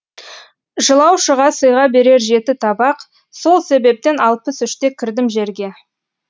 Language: Kazakh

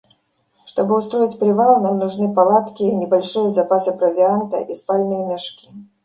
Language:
Russian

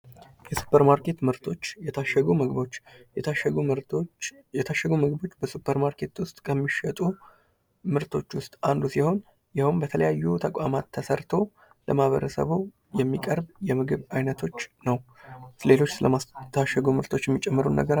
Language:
Amharic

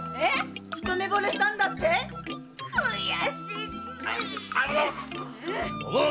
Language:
Japanese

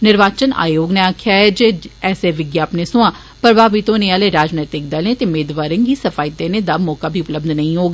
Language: Dogri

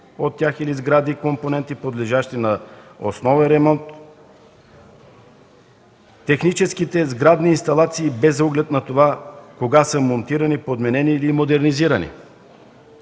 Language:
Bulgarian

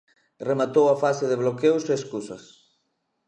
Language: Galician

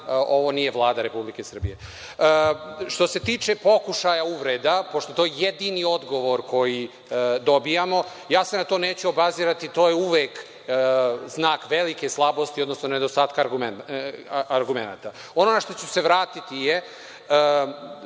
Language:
Serbian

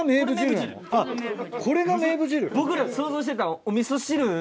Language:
Japanese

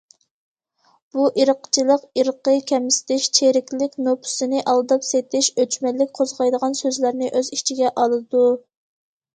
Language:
Uyghur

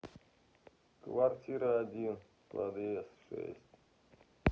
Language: Russian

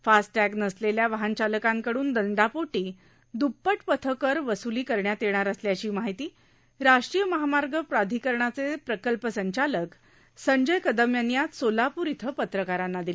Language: Marathi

